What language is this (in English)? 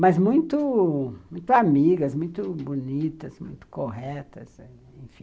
Portuguese